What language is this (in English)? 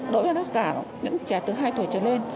Vietnamese